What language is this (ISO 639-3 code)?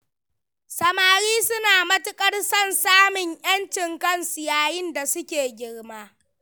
hau